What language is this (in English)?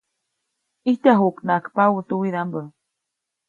Copainalá Zoque